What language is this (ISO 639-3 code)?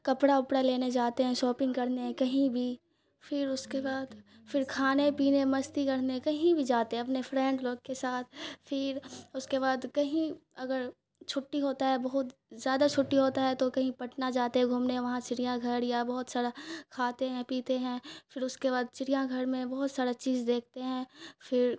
urd